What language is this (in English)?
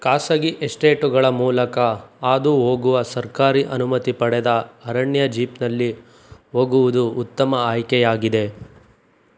Kannada